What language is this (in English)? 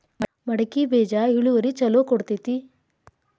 Kannada